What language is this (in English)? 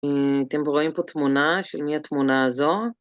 Hebrew